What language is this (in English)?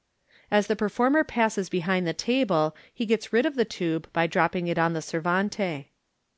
English